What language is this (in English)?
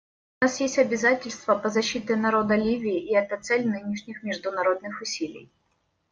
Russian